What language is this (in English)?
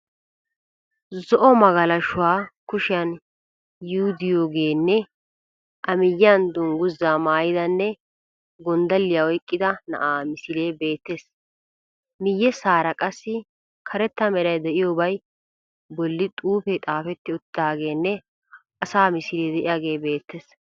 Wolaytta